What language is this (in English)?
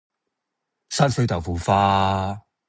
Cantonese